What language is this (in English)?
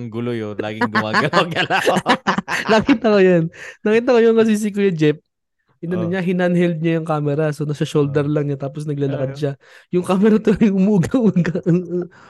Filipino